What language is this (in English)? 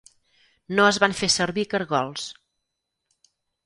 Catalan